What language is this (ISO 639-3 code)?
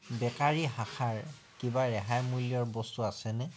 asm